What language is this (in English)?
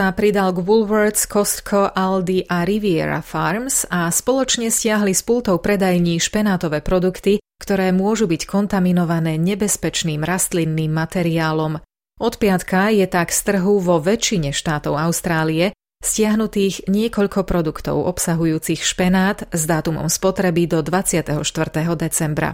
Slovak